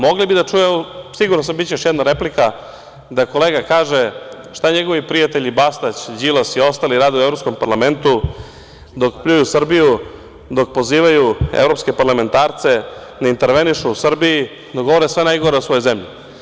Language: Serbian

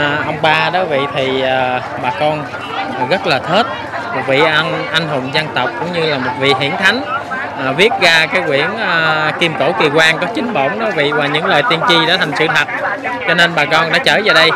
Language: Vietnamese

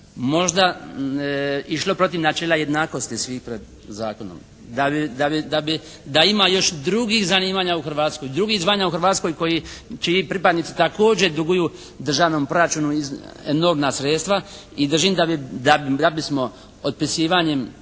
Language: Croatian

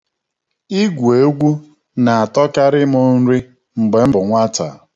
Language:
Igbo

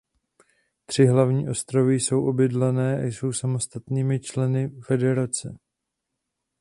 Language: Czech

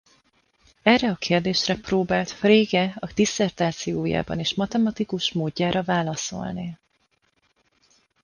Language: Hungarian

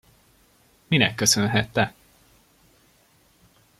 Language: Hungarian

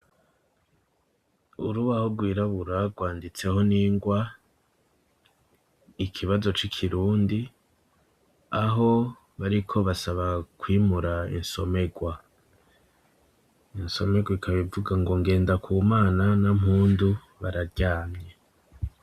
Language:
Rundi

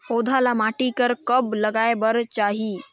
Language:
Chhattisgarhi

